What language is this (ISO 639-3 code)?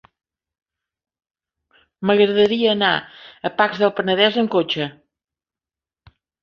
cat